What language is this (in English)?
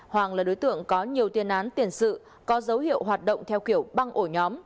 Vietnamese